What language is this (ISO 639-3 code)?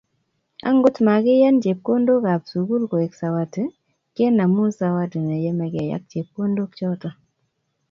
kln